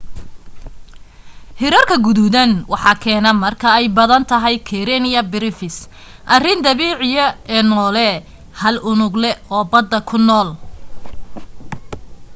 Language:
Somali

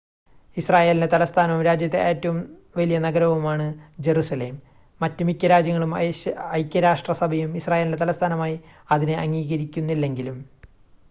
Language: Malayalam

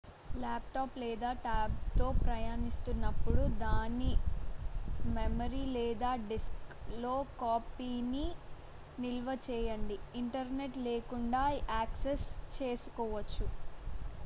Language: Telugu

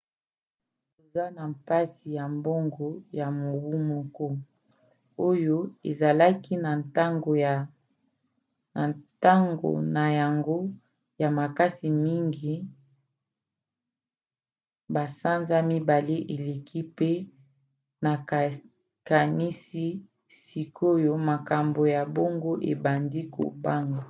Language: Lingala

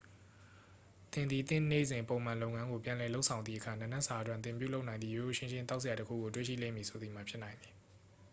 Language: Burmese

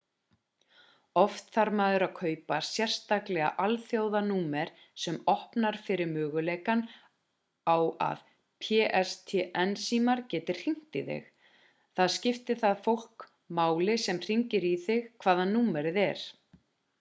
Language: Icelandic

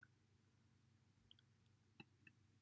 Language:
Welsh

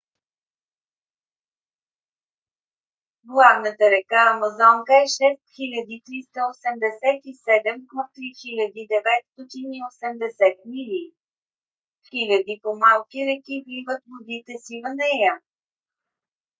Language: Bulgarian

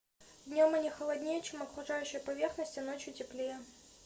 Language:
Russian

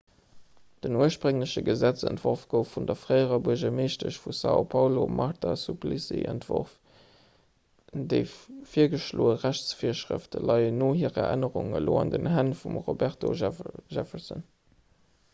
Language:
Luxembourgish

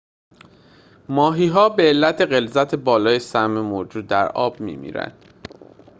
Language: Persian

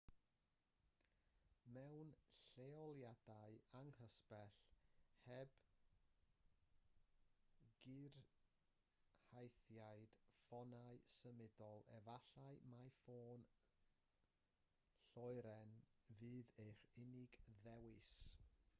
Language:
Welsh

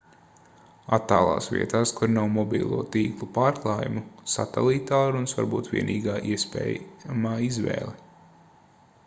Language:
Latvian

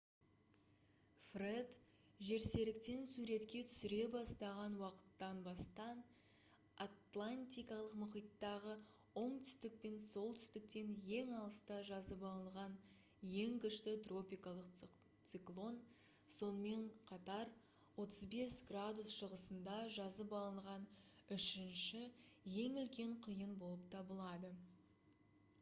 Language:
Kazakh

